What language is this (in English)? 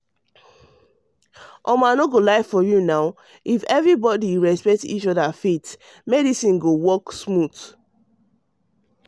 Nigerian Pidgin